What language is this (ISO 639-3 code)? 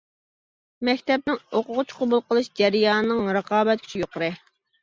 uig